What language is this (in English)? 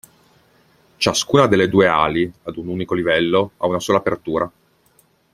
Italian